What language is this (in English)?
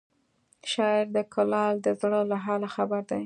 Pashto